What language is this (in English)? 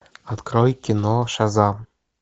Russian